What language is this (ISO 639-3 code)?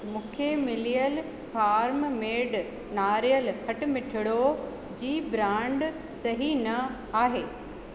snd